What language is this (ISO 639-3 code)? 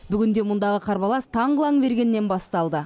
kaz